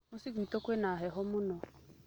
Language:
Kikuyu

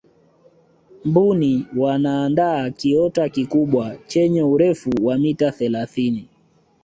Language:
Swahili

